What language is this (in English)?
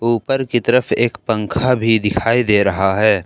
Hindi